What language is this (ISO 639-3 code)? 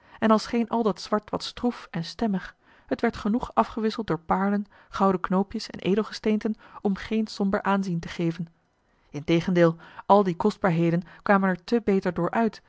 nld